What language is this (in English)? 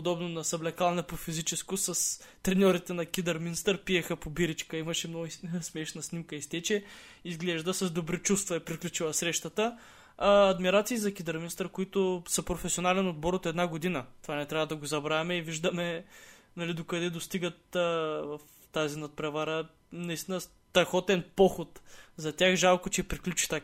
Bulgarian